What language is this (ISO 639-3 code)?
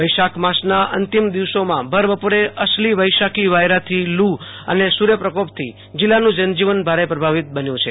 guj